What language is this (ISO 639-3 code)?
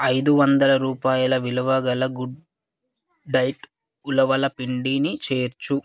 tel